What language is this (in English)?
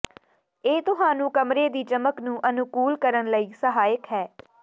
Punjabi